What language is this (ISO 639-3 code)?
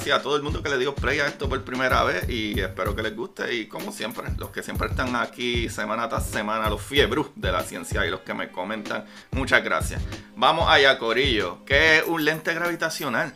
spa